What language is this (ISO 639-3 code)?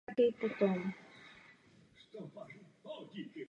ces